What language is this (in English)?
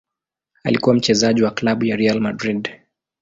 Swahili